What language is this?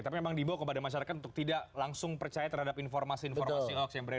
Indonesian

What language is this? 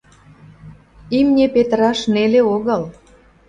Mari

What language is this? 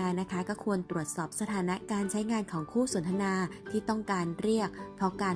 Thai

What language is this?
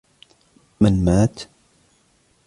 Arabic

